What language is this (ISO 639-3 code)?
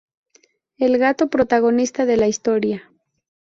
spa